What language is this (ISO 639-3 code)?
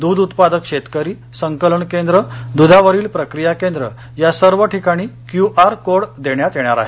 mar